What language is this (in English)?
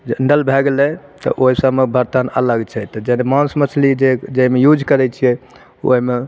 Maithili